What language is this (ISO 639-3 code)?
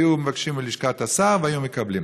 heb